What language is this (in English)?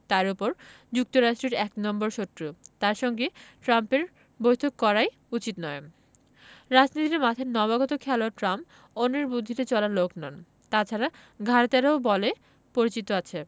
Bangla